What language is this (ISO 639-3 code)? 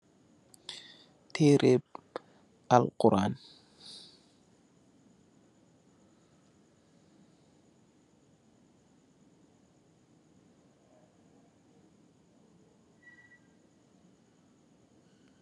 wol